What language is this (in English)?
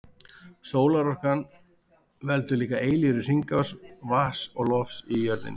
Icelandic